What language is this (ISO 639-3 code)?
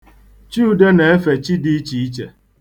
ibo